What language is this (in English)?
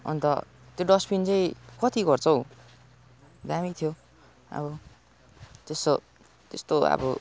Nepali